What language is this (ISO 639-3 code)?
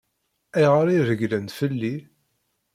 kab